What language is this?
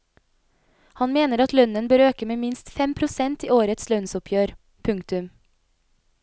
Norwegian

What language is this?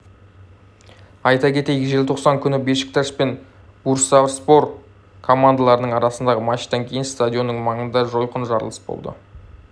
Kazakh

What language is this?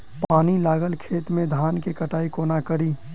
Maithili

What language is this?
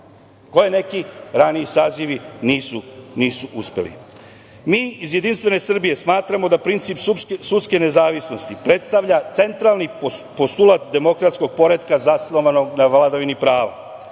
Serbian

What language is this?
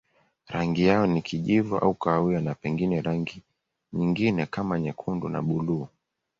Swahili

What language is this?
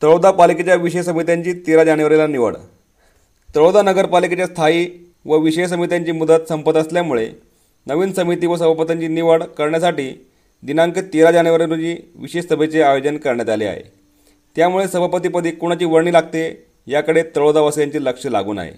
Marathi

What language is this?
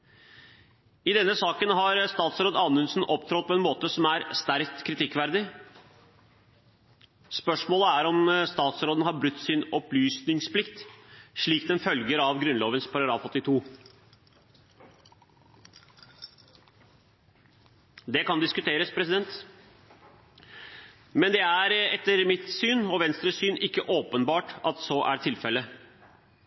Norwegian Bokmål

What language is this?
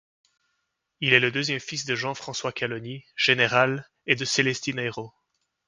French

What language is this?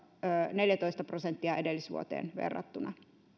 Finnish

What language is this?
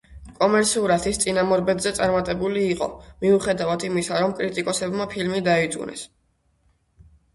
Georgian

